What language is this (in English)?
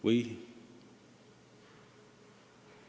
Estonian